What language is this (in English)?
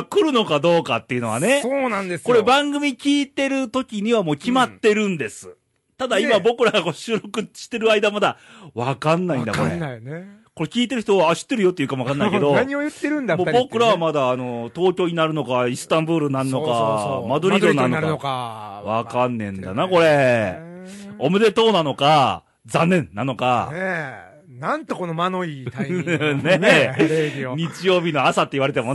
Japanese